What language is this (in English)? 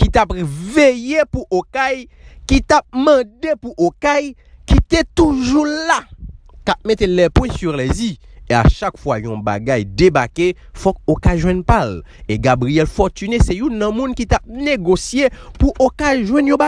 French